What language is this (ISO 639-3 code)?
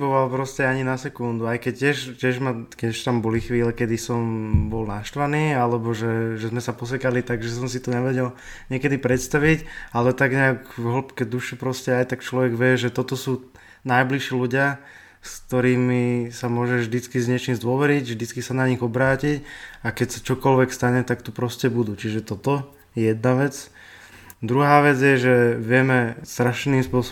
slk